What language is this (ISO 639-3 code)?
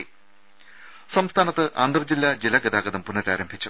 mal